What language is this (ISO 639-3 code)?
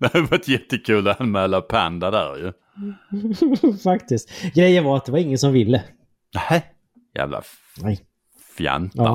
swe